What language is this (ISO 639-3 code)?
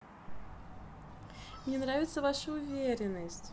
rus